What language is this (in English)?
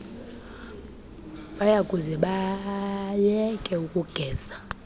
Xhosa